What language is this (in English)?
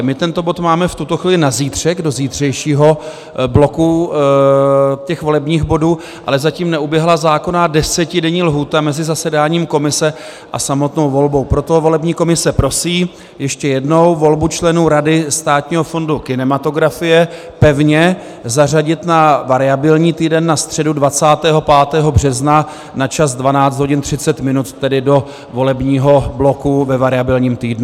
Czech